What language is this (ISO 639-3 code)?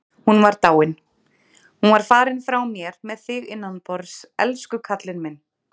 isl